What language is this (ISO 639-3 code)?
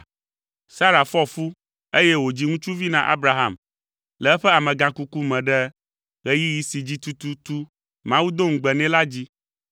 ewe